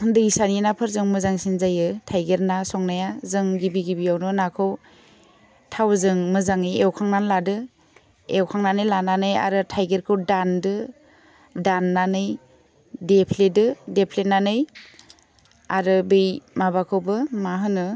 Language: Bodo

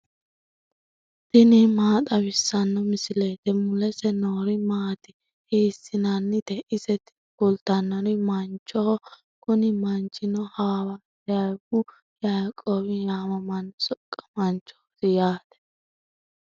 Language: Sidamo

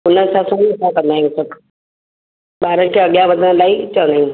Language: Sindhi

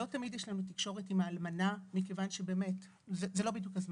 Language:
Hebrew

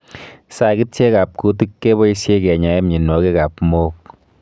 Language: Kalenjin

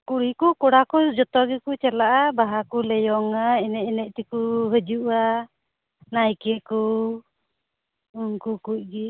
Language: Santali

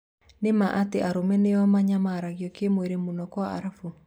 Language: Kikuyu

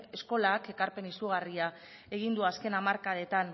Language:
Basque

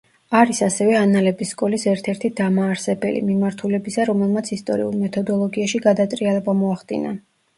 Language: Georgian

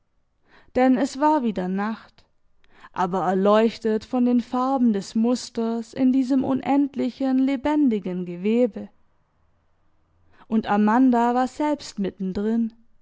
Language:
German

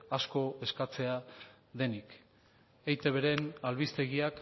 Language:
Basque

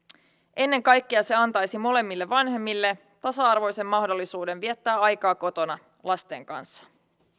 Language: Finnish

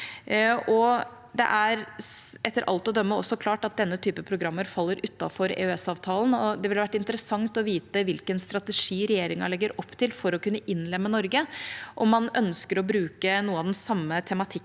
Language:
Norwegian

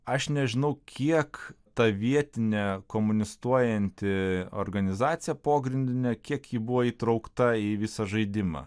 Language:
Lithuanian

